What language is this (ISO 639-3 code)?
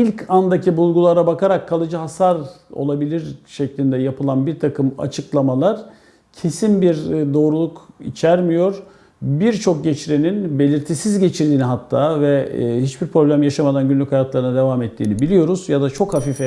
tur